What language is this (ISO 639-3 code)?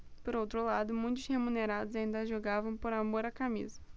por